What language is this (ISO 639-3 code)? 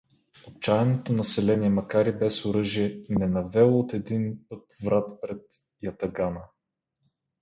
bul